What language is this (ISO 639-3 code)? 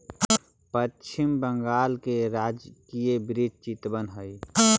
mag